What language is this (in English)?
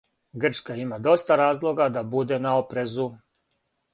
Serbian